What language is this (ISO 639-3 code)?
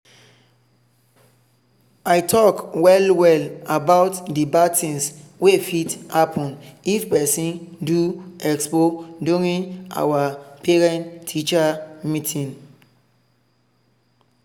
pcm